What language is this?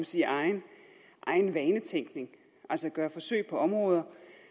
Danish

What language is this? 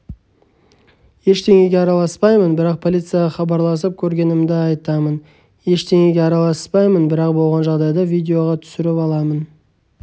Kazakh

